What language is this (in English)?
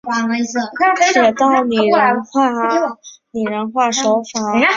Chinese